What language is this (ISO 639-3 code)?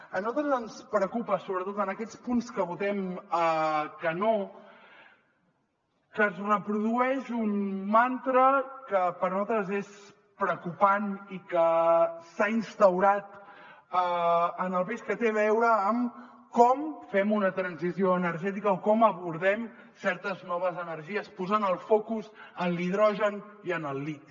cat